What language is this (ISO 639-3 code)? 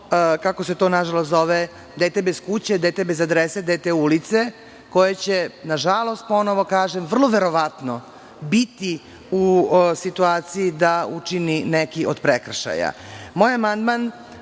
srp